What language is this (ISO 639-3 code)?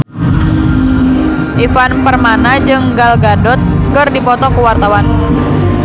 sun